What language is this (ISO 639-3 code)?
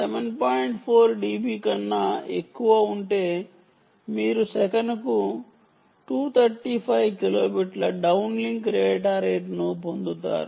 tel